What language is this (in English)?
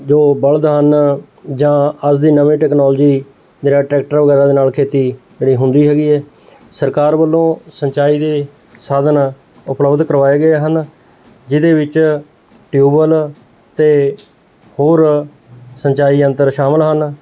Punjabi